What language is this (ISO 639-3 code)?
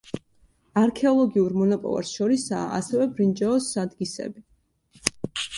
kat